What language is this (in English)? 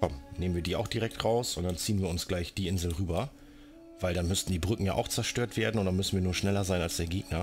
German